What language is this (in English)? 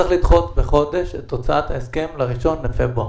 Hebrew